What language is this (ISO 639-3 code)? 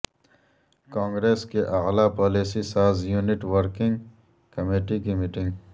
urd